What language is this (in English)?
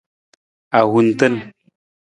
Nawdm